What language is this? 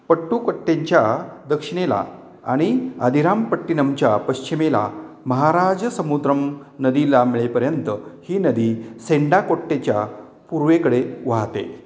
Marathi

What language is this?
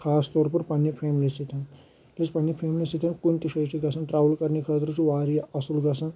Kashmiri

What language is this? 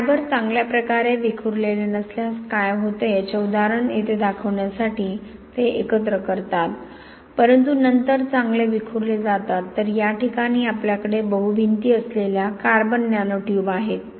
Marathi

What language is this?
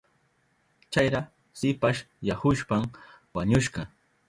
Southern Pastaza Quechua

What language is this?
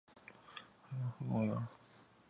Chinese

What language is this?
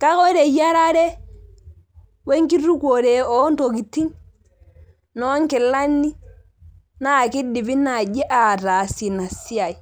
Masai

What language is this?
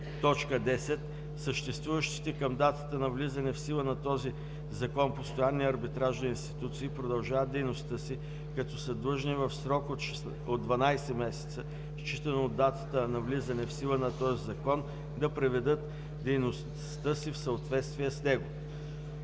Bulgarian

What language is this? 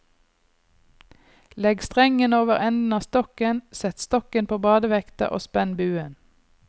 Norwegian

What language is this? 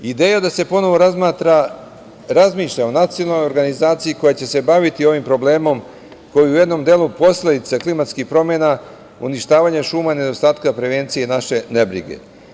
Serbian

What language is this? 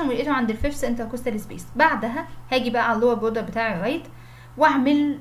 Arabic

